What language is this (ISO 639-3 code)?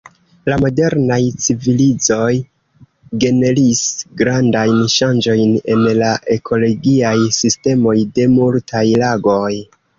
epo